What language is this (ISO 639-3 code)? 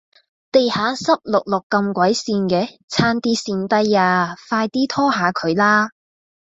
yue